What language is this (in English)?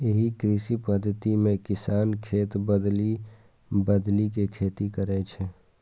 Maithili